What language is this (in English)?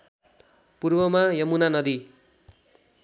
Nepali